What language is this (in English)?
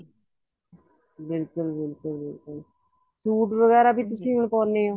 Punjabi